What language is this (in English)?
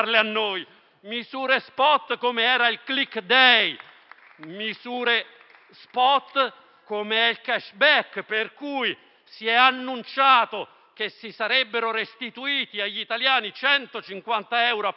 Italian